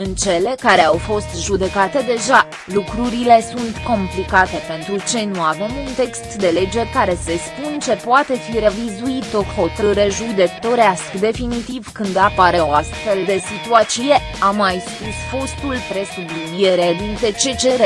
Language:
Romanian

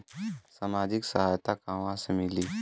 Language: Bhojpuri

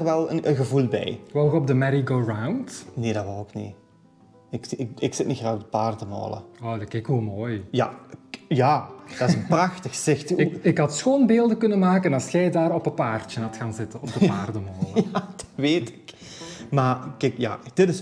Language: Dutch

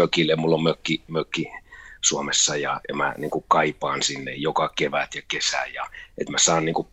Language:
Finnish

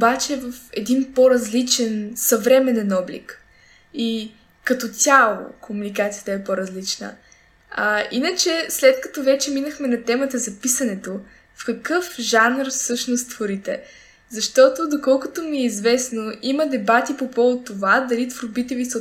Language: Bulgarian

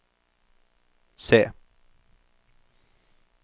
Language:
Norwegian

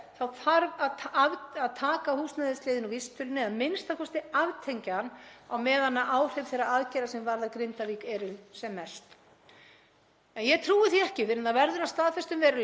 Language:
Icelandic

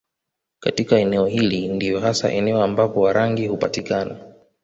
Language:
Swahili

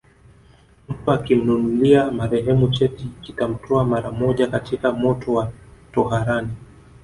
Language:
Swahili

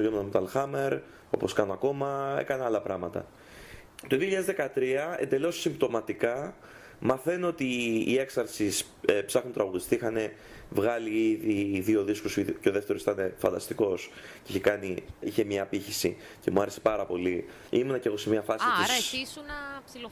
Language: Greek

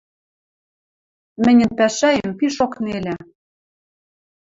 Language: Western Mari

